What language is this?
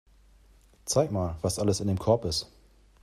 German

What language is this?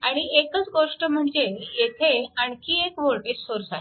Marathi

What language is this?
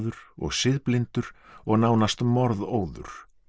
Icelandic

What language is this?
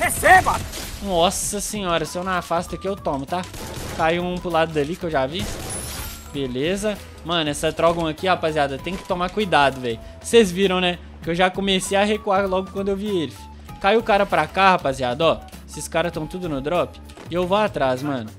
Portuguese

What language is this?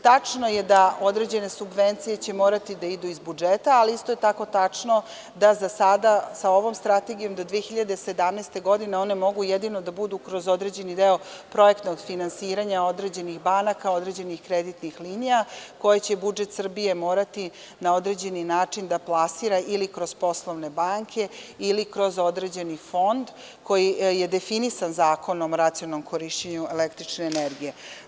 Serbian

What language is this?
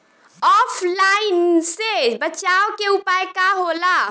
Bhojpuri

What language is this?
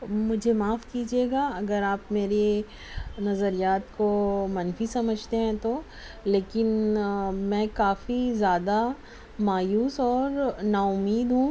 Urdu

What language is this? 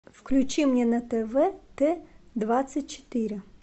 Russian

